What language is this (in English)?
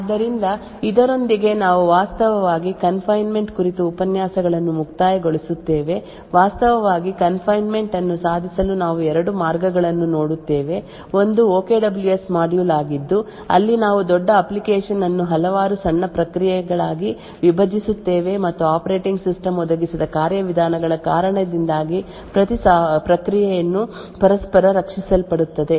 Kannada